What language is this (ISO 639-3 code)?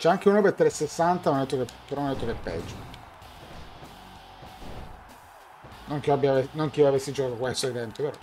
ita